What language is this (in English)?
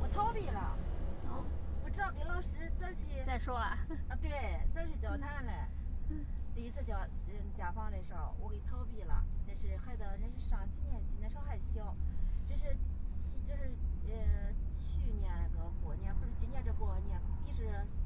Chinese